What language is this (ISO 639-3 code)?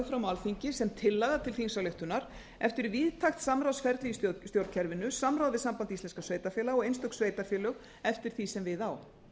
isl